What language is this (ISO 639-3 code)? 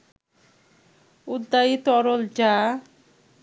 ben